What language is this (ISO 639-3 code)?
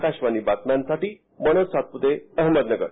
mar